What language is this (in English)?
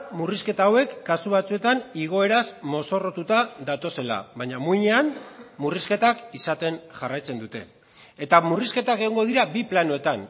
Basque